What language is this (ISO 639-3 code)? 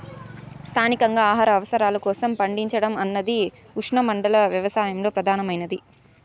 tel